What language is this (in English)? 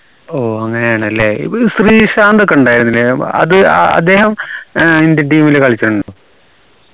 Malayalam